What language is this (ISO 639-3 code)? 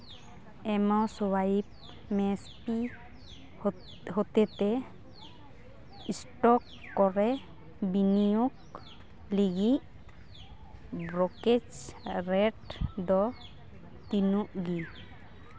sat